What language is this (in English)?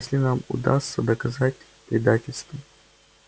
Russian